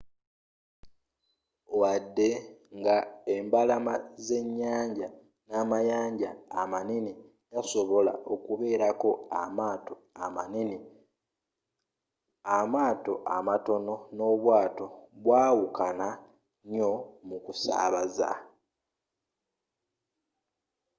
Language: Ganda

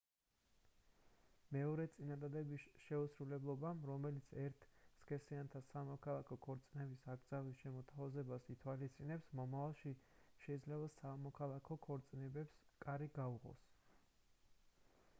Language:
Georgian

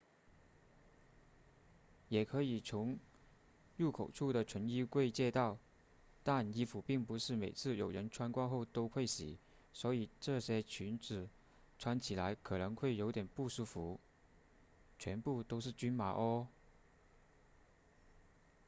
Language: Chinese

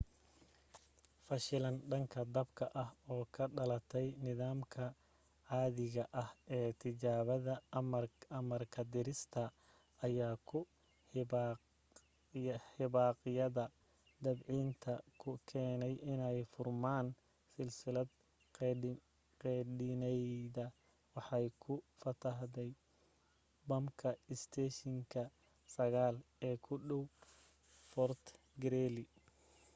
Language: Somali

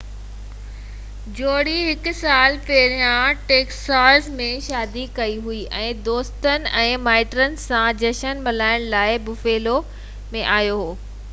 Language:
Sindhi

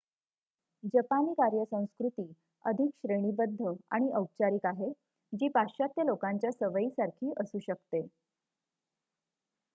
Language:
Marathi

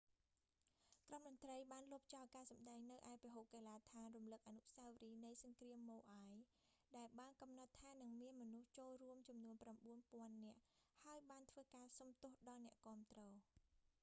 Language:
Khmer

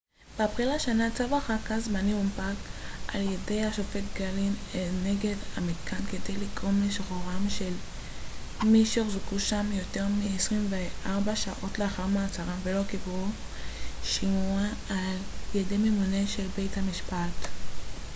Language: Hebrew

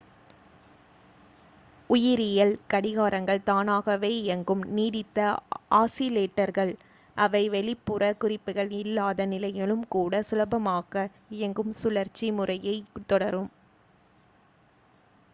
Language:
Tamil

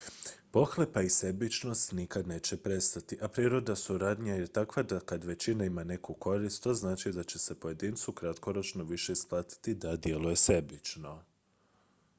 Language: Croatian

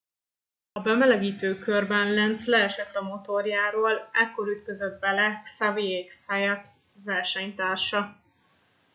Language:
Hungarian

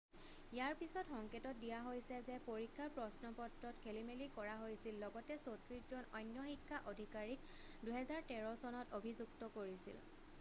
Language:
Assamese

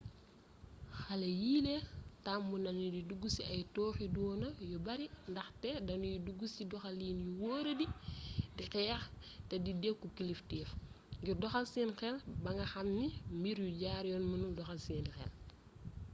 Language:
Wolof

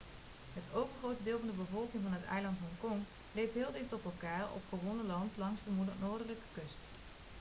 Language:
Dutch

